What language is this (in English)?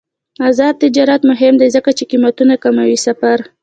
Pashto